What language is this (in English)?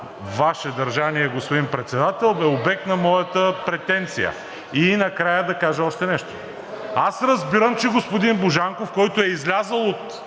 Bulgarian